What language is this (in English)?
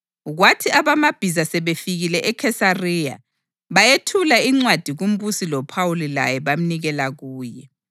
North Ndebele